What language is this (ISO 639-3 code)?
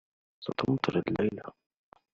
ara